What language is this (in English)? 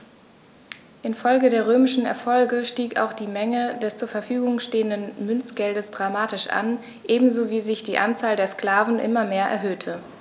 German